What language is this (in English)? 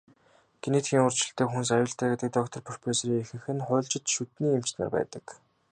Mongolian